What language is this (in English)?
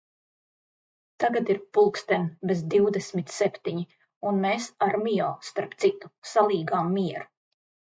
Latvian